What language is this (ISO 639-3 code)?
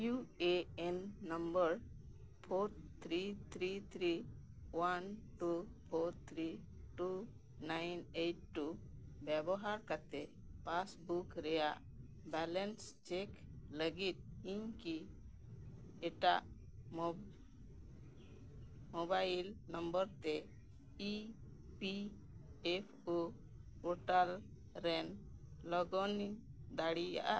sat